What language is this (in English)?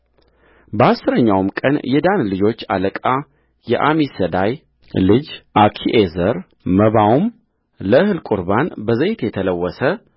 Amharic